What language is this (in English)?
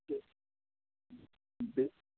Kashmiri